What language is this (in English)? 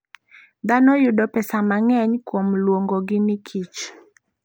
Luo (Kenya and Tanzania)